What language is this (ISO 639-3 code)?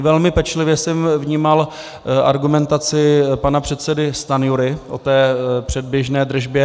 ces